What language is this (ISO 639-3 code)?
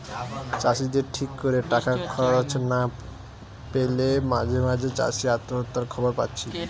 ben